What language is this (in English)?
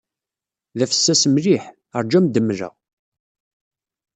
Kabyle